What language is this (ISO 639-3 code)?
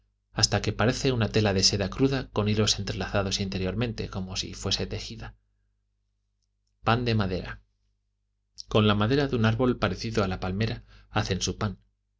spa